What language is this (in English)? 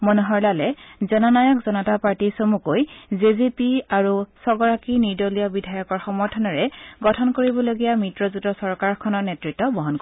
Assamese